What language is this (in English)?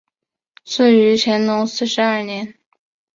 Chinese